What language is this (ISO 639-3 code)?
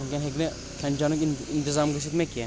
kas